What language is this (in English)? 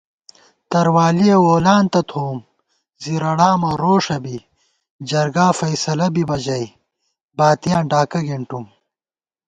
Gawar-Bati